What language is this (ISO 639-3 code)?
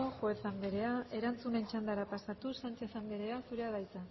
eus